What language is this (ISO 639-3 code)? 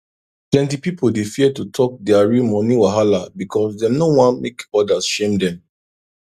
pcm